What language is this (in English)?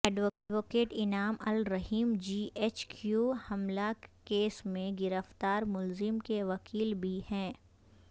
Urdu